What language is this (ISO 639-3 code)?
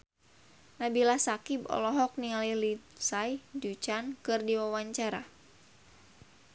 sun